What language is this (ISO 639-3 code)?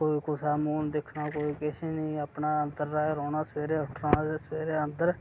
doi